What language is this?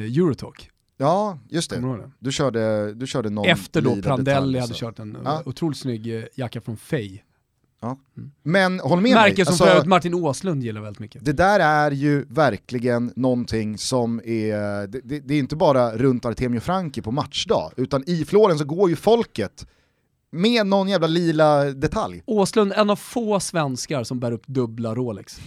Swedish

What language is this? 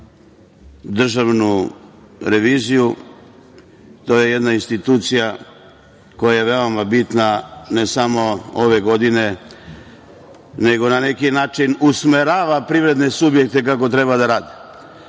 Serbian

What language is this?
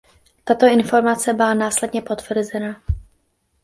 Czech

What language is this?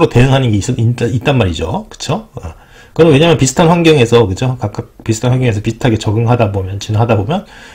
Korean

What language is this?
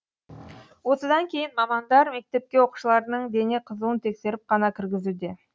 Kazakh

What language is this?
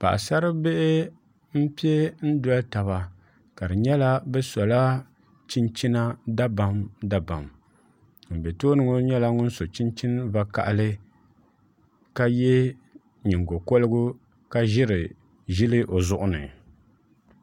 Dagbani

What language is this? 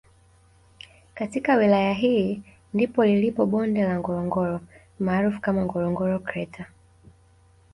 Swahili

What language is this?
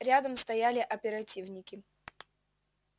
Russian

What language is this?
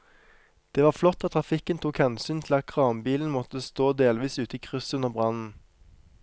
Norwegian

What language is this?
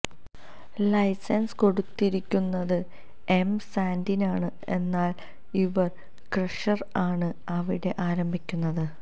Malayalam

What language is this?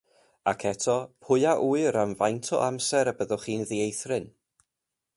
Welsh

